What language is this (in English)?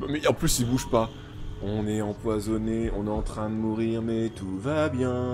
French